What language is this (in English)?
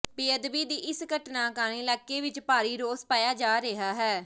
Punjabi